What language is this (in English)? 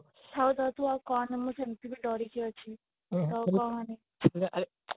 Odia